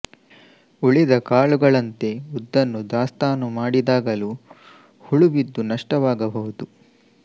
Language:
Kannada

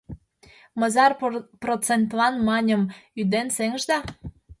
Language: Mari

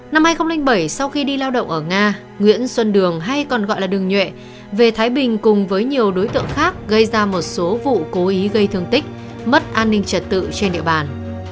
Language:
Vietnamese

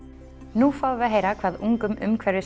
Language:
Icelandic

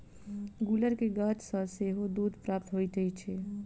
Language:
Maithili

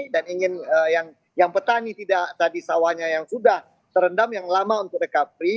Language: Indonesian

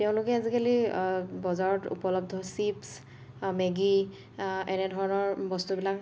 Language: Assamese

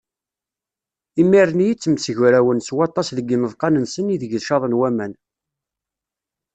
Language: Kabyle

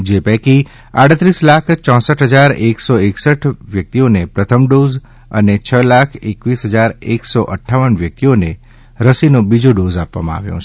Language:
Gujarati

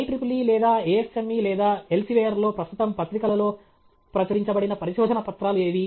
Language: Telugu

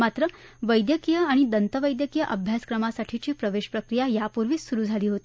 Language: Marathi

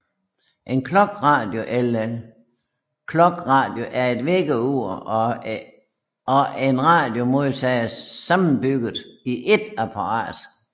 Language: Danish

